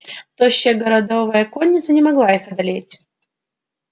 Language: Russian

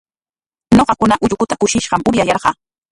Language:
Corongo Ancash Quechua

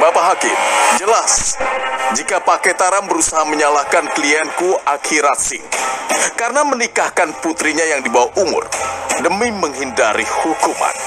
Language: Indonesian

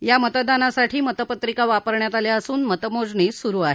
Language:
Marathi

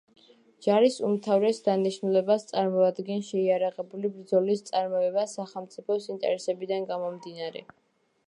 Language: Georgian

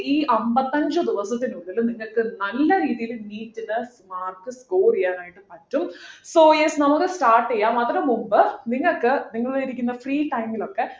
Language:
Malayalam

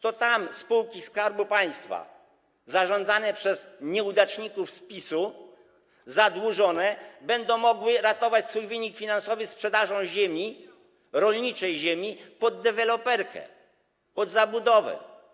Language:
Polish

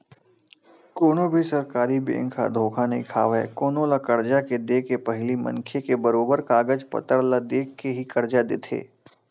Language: Chhattisgarhi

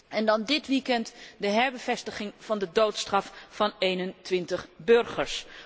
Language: Dutch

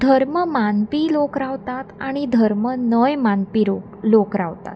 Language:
Konkani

